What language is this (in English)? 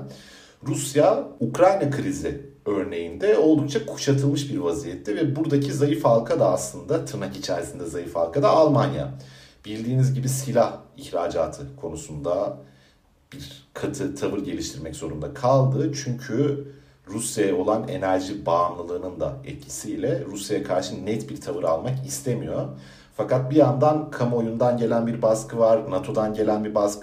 Turkish